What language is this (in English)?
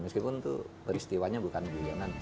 Indonesian